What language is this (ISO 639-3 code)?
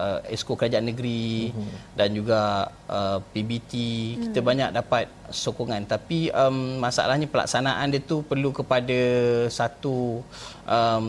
msa